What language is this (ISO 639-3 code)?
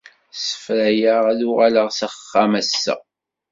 kab